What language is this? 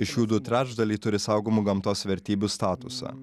Lithuanian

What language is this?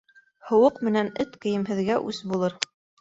Bashkir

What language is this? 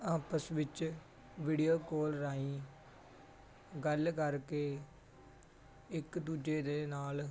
Punjabi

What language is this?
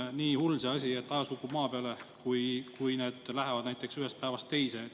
Estonian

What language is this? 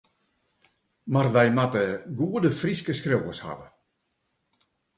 Western Frisian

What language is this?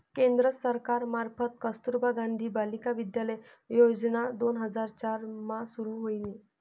Marathi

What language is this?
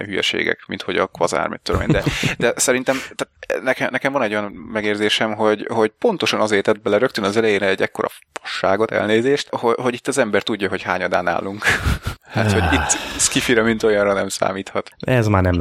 Hungarian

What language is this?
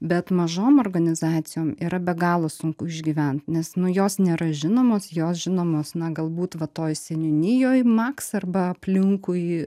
Lithuanian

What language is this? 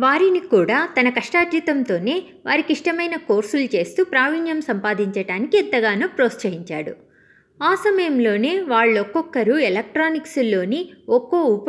Telugu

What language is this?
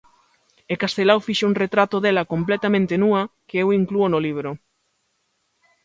Galician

